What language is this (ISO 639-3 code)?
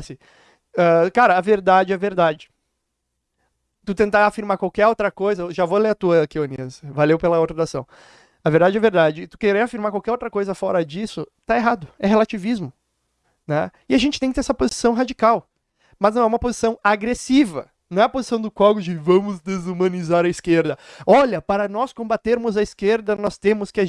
por